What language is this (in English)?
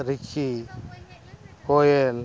Santali